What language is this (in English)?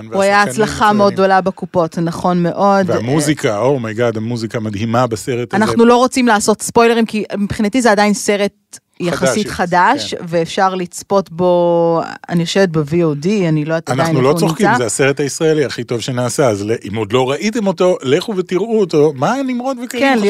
Hebrew